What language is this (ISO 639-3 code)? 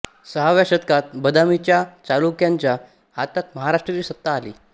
mar